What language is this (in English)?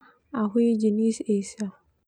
Termanu